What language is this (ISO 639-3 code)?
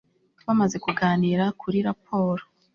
kin